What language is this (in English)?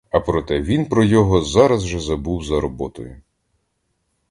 Ukrainian